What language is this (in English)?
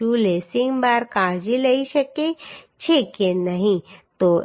Gujarati